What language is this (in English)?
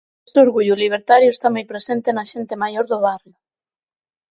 Galician